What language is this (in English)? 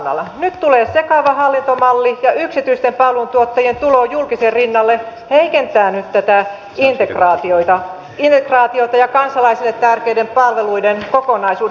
Finnish